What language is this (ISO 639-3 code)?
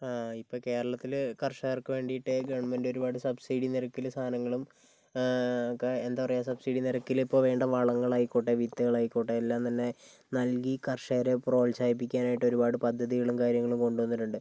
mal